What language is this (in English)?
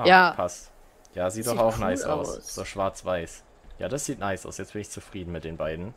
German